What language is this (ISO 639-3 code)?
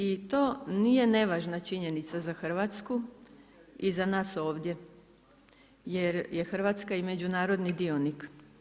hrv